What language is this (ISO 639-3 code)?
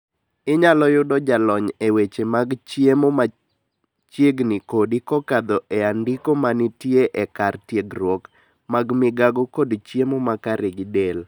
luo